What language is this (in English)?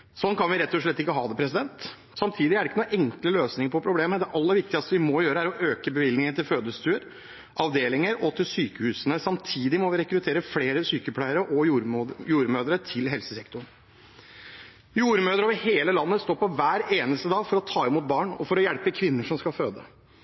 Norwegian Bokmål